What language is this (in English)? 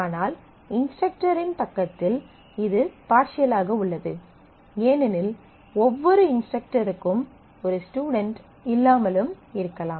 Tamil